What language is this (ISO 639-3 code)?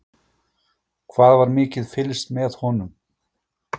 isl